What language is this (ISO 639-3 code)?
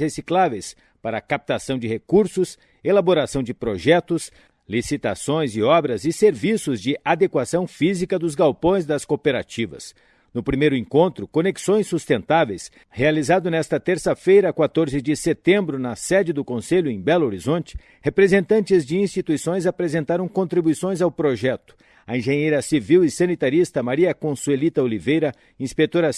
por